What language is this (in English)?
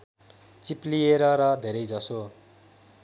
Nepali